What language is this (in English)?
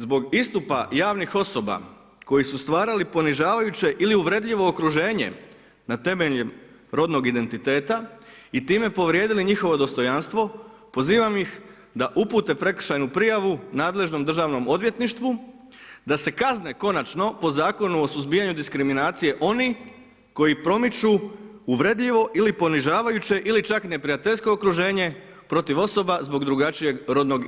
Croatian